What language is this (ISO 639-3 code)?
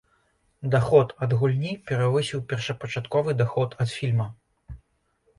bel